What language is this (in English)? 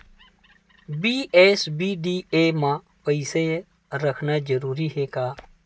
Chhattisgarhi